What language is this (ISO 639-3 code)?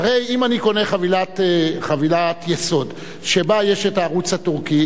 heb